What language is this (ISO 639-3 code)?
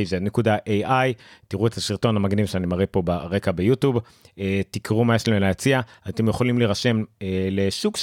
heb